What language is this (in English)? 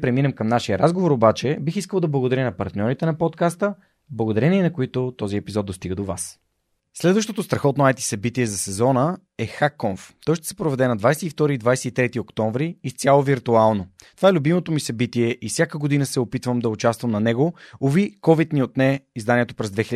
Bulgarian